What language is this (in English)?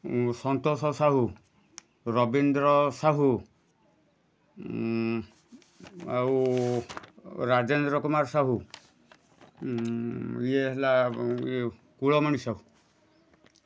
Odia